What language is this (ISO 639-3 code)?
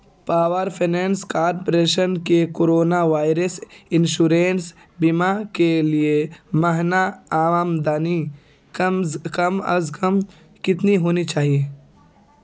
urd